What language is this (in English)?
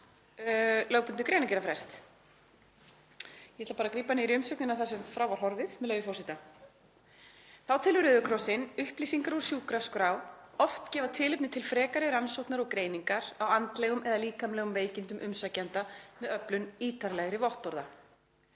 Icelandic